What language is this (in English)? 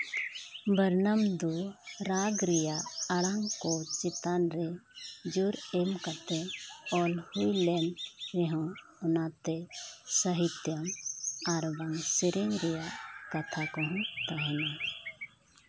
Santali